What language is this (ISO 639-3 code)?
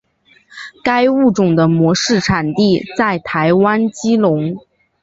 zho